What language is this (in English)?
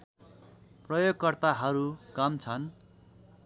Nepali